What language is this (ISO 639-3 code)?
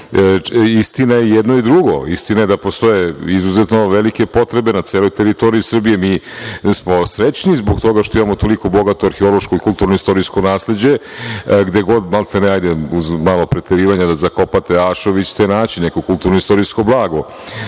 srp